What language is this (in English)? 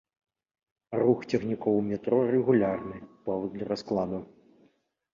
Belarusian